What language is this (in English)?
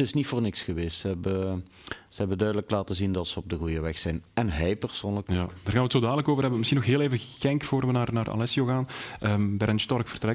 Dutch